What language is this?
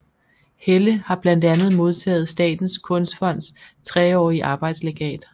Danish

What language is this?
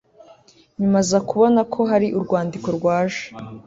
Kinyarwanda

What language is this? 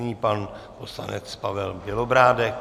Czech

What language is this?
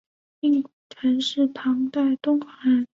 Chinese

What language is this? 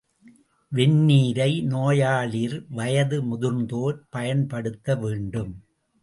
Tamil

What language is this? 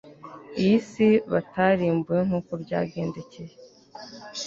Kinyarwanda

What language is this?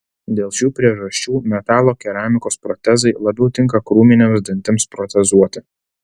Lithuanian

